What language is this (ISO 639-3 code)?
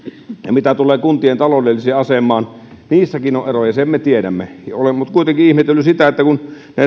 fin